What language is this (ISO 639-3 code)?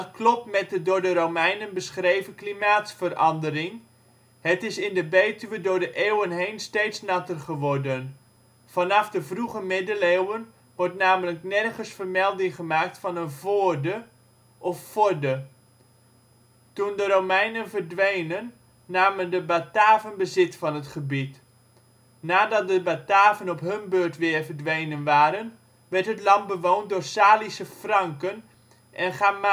nld